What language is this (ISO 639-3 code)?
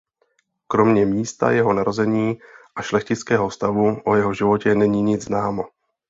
ces